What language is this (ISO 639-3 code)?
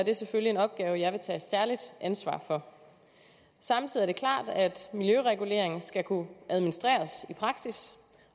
dan